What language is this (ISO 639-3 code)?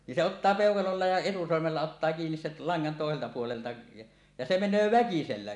fin